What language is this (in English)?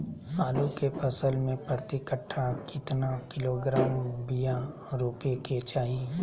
Magahi